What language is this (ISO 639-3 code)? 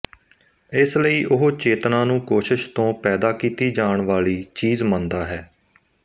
pan